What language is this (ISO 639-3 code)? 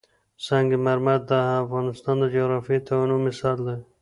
pus